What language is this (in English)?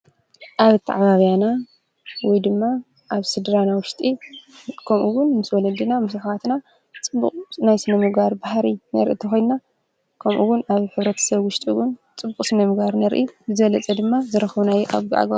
Tigrinya